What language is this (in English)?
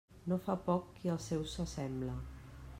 Catalan